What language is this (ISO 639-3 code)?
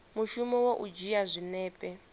ven